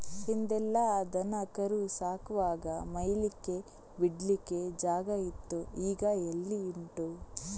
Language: Kannada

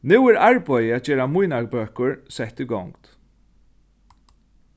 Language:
Faroese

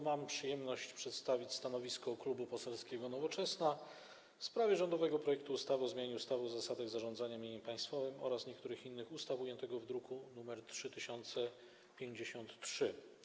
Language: Polish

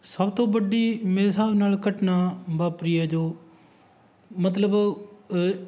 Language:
Punjabi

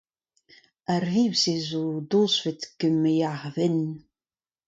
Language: Breton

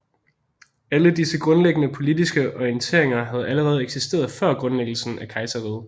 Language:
Danish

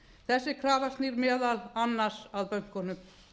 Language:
Icelandic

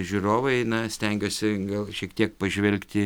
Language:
Lithuanian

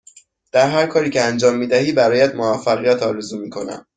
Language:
Persian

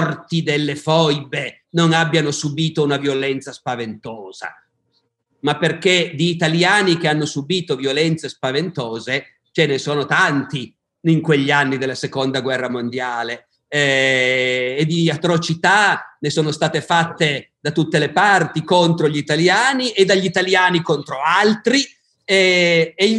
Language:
Italian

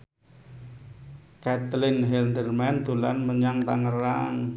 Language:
Javanese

